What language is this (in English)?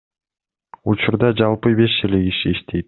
Kyrgyz